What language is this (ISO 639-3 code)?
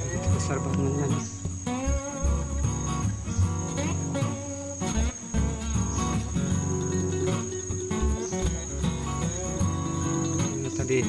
ind